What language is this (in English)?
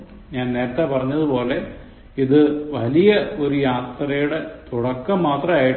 Malayalam